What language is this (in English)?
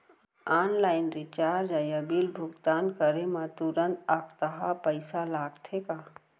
Chhattisgarhi